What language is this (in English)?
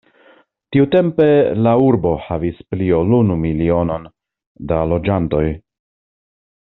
Esperanto